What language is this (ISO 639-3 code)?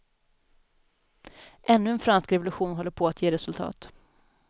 swe